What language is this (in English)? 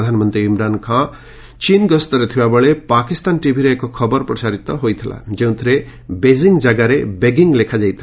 Odia